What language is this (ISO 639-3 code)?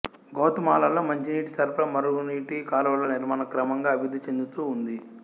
tel